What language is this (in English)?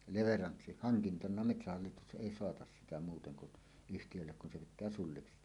Finnish